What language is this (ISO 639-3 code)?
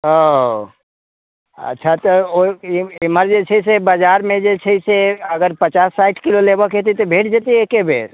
mai